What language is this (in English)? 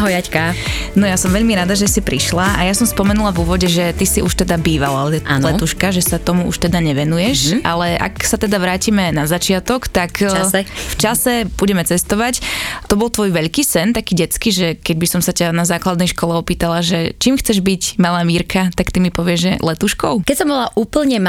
Slovak